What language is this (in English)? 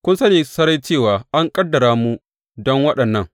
Hausa